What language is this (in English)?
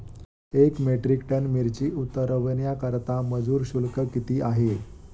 Marathi